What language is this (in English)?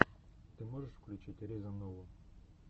Russian